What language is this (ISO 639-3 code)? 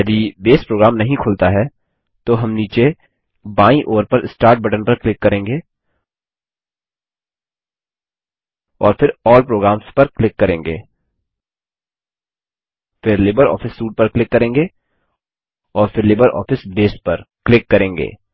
hin